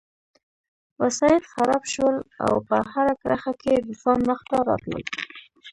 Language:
Pashto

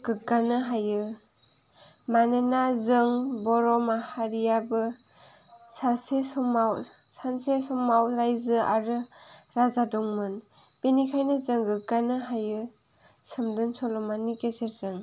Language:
Bodo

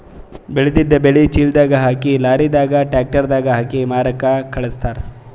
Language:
Kannada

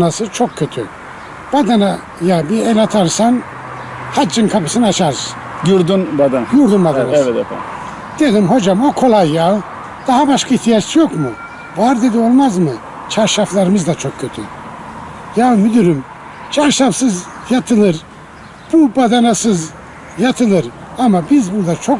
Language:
Turkish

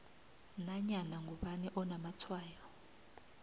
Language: South Ndebele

